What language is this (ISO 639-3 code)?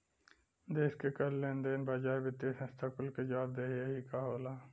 bho